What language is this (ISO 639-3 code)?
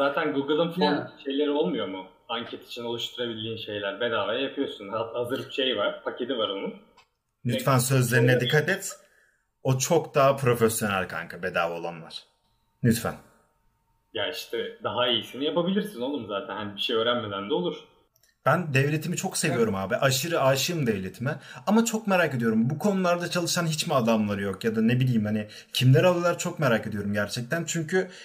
tur